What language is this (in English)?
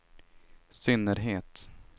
Swedish